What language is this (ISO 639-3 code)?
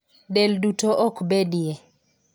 luo